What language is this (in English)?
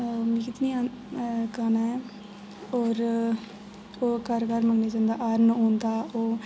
Dogri